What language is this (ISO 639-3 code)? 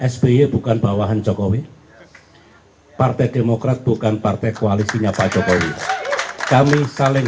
ind